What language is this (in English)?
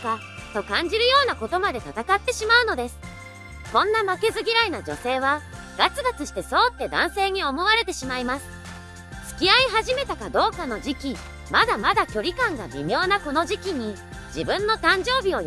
Japanese